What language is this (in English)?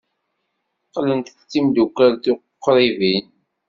Kabyle